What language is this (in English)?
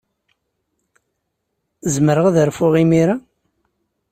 Kabyle